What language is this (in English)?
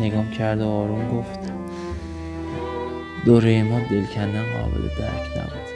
Persian